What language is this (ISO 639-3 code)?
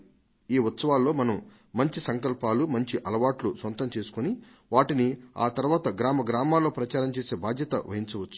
tel